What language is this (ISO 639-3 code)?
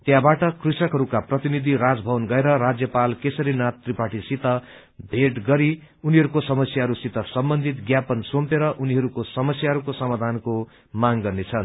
nep